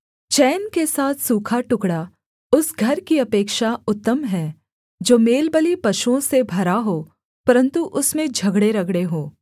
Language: Hindi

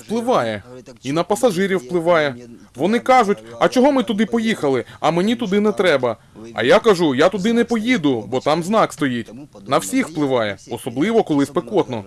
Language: Ukrainian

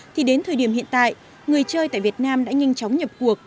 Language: Vietnamese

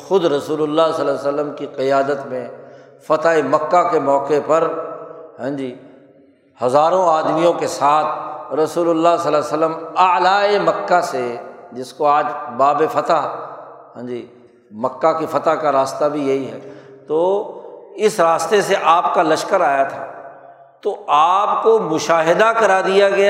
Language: Urdu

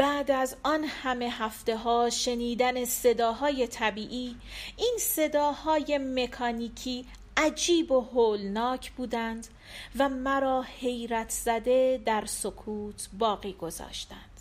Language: Persian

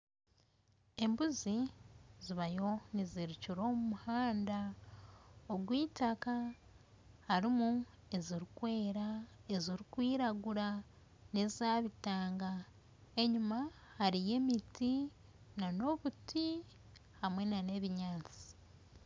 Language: Nyankole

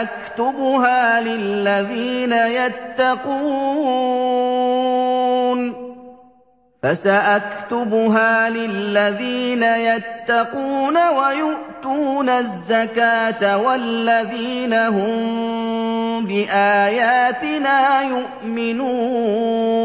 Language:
Arabic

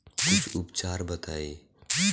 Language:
Bhojpuri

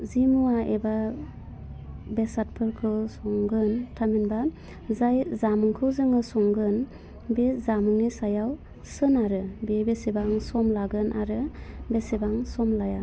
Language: Bodo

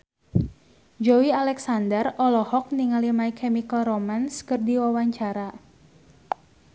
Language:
Sundanese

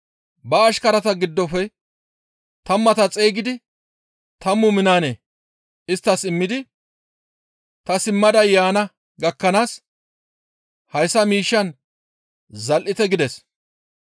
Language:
Gamo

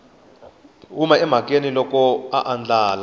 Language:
Tsonga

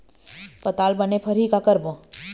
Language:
Chhattisgarhi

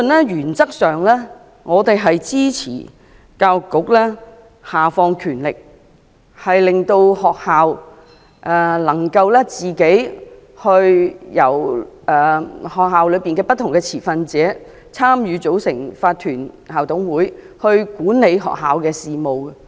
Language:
Cantonese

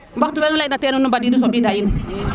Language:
Serer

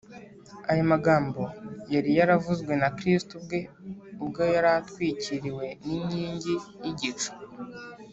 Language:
Kinyarwanda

